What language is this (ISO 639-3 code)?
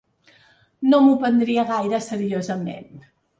cat